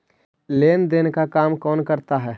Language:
Magahi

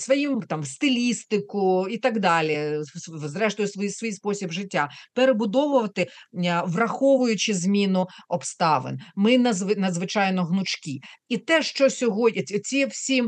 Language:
Ukrainian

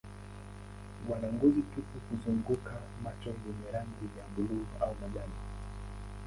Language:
Swahili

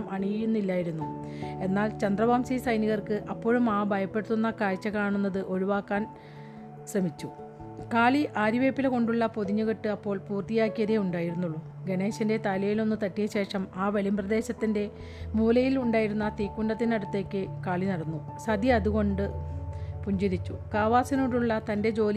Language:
Malayalam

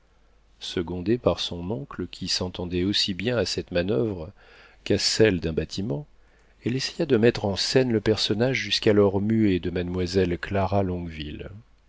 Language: French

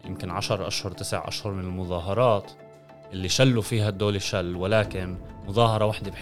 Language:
Arabic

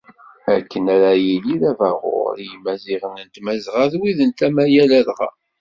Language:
Kabyle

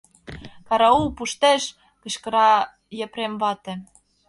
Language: Mari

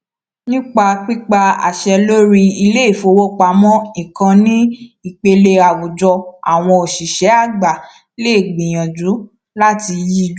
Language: Yoruba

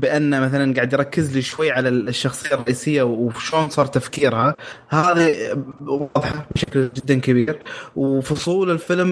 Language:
Arabic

